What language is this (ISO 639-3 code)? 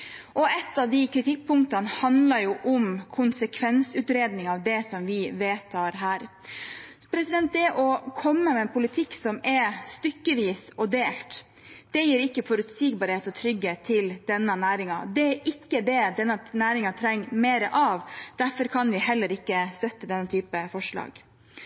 nob